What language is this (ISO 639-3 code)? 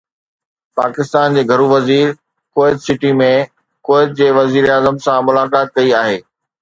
snd